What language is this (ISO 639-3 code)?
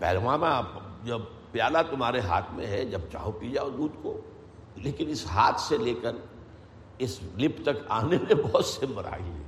urd